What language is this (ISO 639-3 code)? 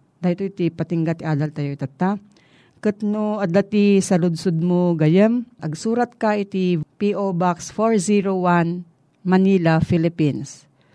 fil